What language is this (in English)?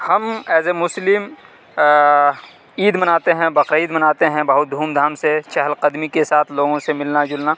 Urdu